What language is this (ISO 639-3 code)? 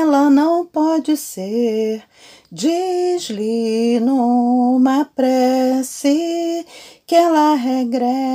por